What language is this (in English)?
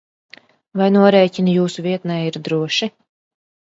Latvian